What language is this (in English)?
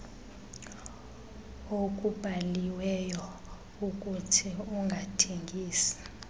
Xhosa